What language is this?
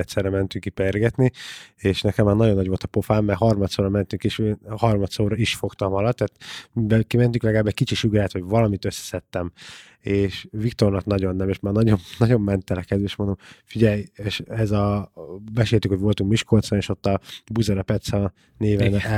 Hungarian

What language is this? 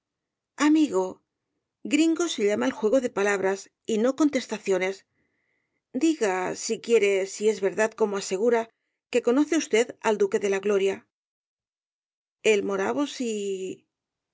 Spanish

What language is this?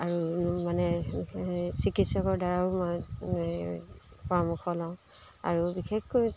Assamese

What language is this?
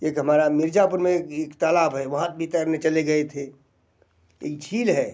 Hindi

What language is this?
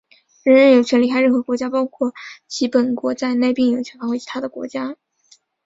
Chinese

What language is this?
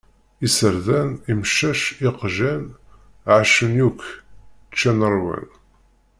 Kabyle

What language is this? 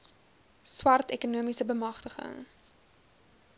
Afrikaans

